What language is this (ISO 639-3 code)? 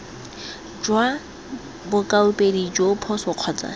tsn